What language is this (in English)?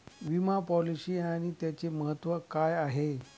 Marathi